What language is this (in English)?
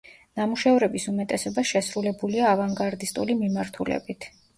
Georgian